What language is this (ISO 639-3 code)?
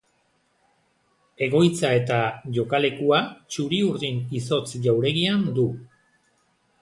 eus